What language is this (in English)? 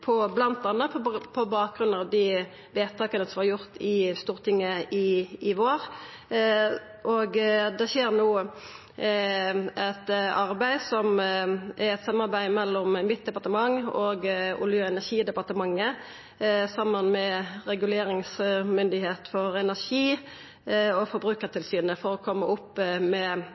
Norwegian Nynorsk